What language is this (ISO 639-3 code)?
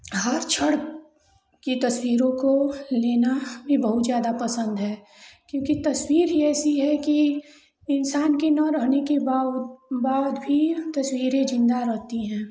hin